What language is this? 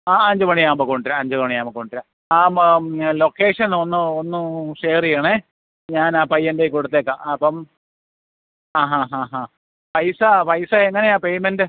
Malayalam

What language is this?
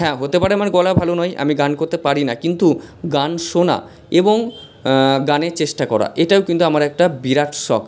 Bangla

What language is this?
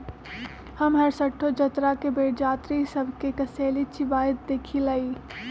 Magahi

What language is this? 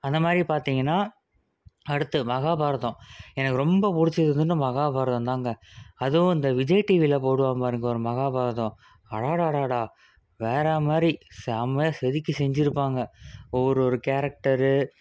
Tamil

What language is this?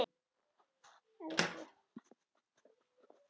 Icelandic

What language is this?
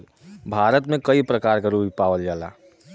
Bhojpuri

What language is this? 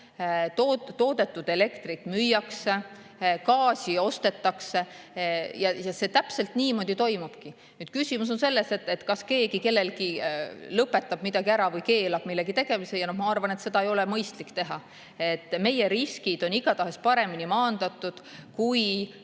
Estonian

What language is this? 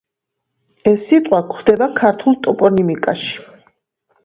Georgian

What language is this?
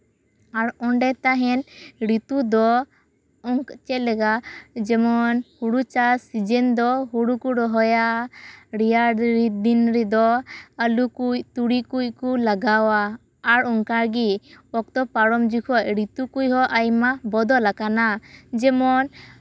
Santali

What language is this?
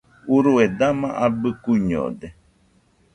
Nüpode Huitoto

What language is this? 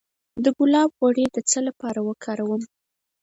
Pashto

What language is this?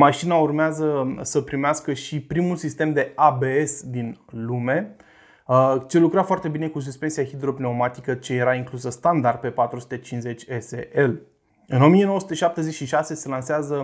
Romanian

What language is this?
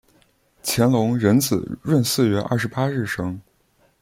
Chinese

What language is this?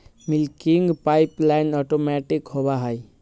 Magahi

